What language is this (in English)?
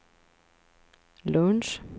Swedish